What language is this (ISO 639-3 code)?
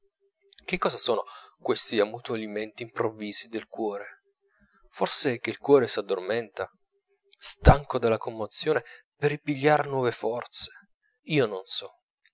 ita